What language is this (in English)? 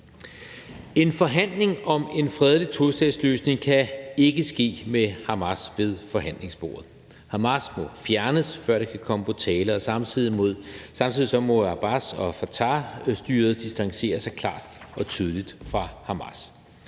Danish